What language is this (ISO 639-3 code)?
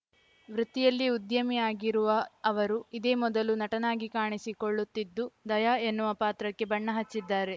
kan